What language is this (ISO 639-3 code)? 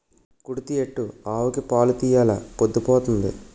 tel